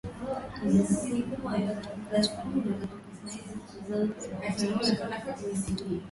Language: Swahili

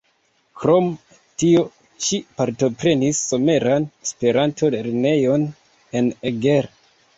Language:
Esperanto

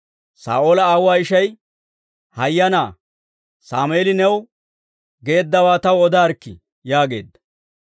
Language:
Dawro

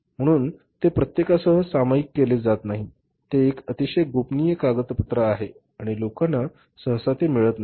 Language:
Marathi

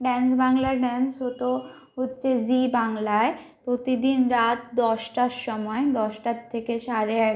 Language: Bangla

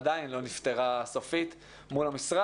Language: Hebrew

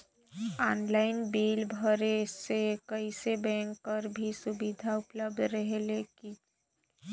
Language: Chhattisgarhi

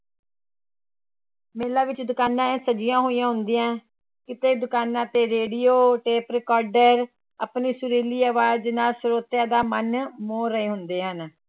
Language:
Punjabi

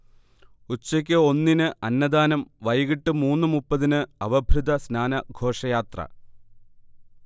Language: Malayalam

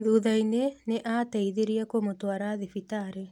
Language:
Kikuyu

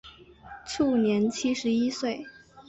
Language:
Chinese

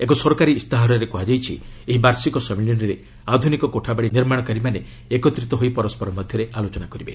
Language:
Odia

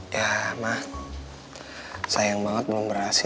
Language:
Indonesian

